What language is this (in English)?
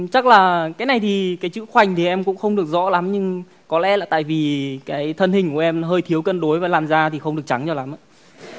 Vietnamese